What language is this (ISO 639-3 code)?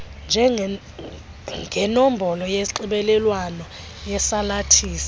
xho